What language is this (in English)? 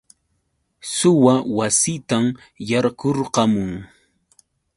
Yauyos Quechua